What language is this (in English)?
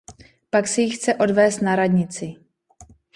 Czech